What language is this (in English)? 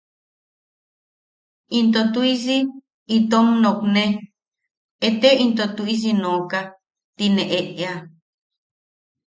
Yaqui